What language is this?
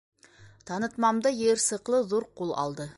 Bashkir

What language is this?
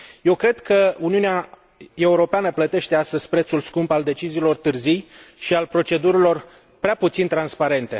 Romanian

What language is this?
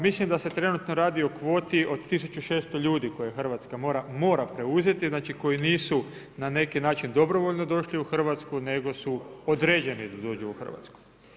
Croatian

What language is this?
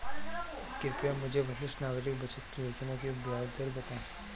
Hindi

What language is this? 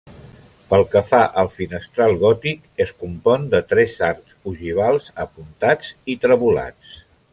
Catalan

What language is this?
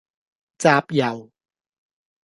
Cantonese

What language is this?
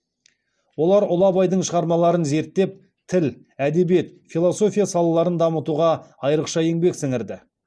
Kazakh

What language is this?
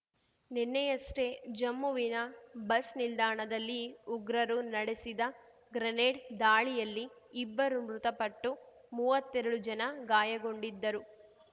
Kannada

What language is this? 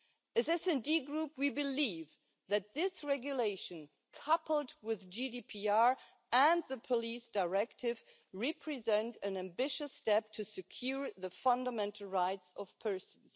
English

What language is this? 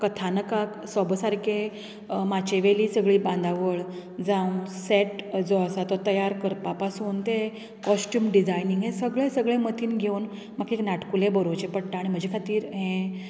Konkani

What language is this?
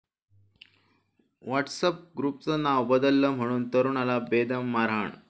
Marathi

